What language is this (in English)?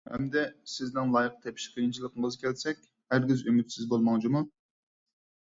Uyghur